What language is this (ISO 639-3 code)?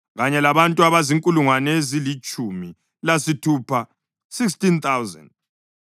nde